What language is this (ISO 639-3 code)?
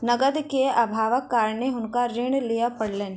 mai